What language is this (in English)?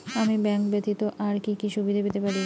Bangla